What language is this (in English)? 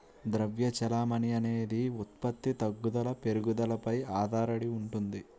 Telugu